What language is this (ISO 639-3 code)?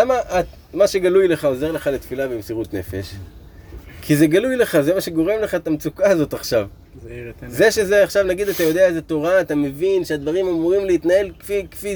heb